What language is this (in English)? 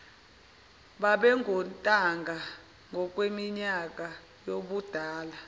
Zulu